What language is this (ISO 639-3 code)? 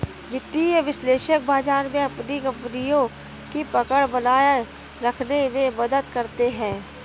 hin